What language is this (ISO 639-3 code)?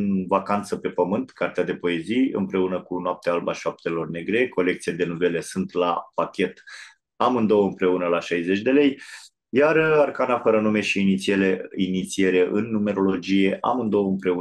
ron